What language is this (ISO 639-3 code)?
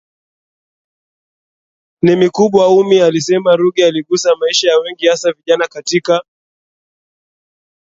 swa